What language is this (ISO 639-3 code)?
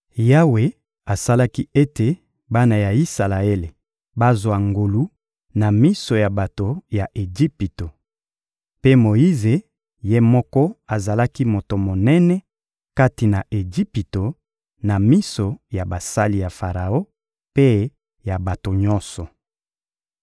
lin